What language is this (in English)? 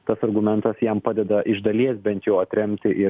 Lithuanian